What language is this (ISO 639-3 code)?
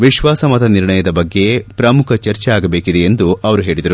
kan